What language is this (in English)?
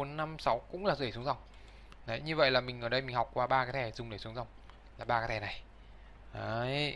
Vietnamese